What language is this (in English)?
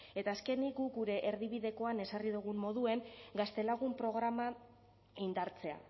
Basque